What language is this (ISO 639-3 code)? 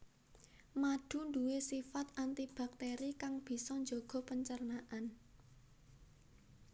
jav